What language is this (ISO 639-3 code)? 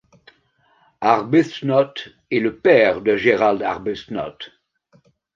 fra